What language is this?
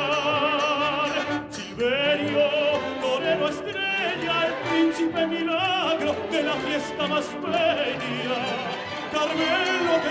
Spanish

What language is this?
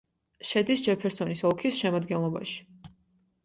Georgian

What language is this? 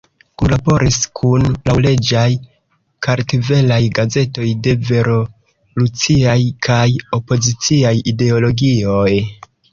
Esperanto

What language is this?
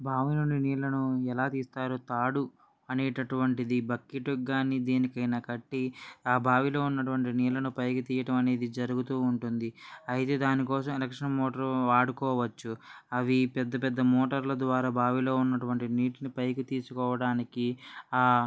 Telugu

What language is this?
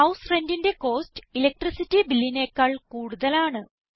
Malayalam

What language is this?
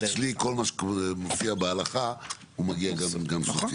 Hebrew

